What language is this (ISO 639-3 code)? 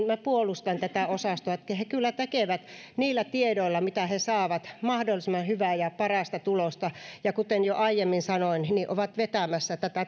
fin